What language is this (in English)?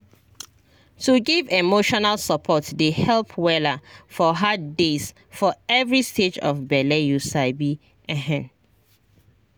Nigerian Pidgin